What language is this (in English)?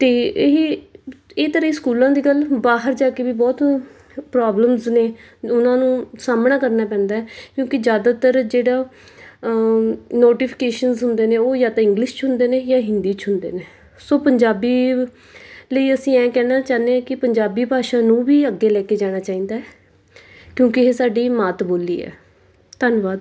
Punjabi